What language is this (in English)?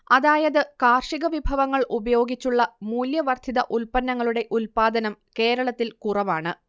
Malayalam